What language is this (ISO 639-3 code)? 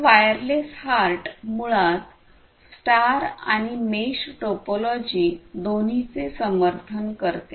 mar